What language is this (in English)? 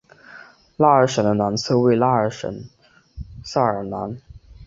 Chinese